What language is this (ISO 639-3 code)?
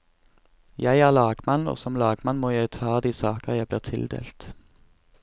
nor